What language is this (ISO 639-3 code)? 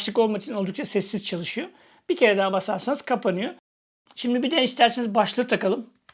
tur